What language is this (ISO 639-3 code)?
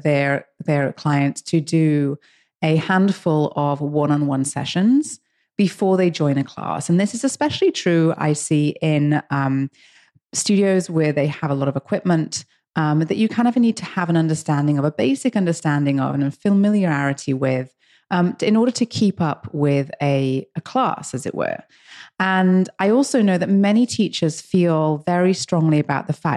eng